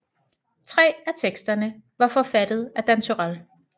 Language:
Danish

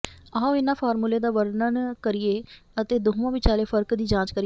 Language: Punjabi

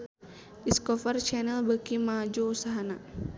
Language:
Sundanese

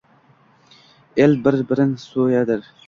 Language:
Uzbek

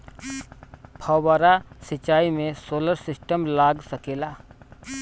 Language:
Bhojpuri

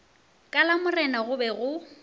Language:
Northern Sotho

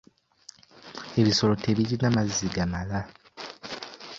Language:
Ganda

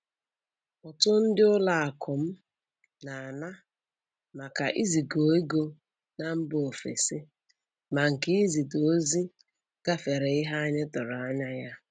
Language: Igbo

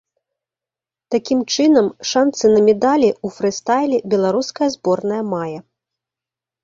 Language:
Belarusian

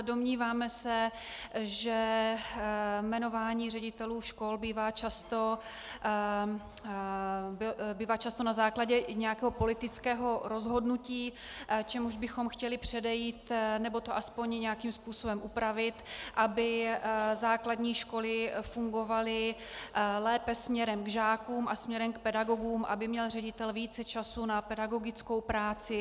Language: Czech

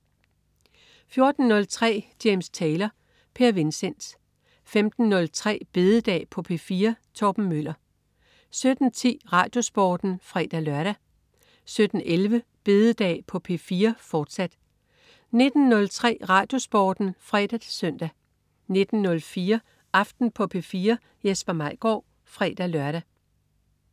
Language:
Danish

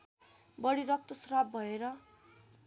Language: Nepali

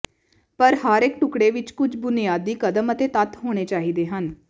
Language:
Punjabi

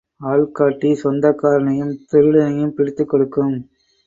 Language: Tamil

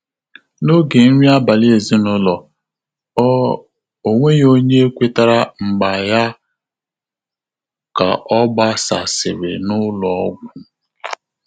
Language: Igbo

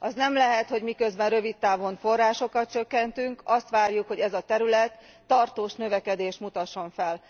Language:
Hungarian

